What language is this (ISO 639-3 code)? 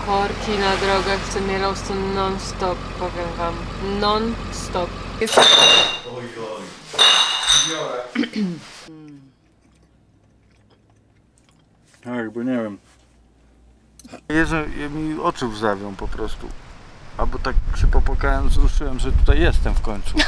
pol